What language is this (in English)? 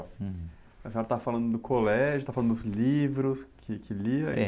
Portuguese